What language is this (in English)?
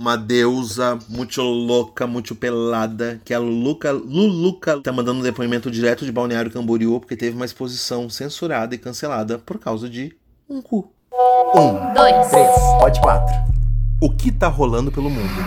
Portuguese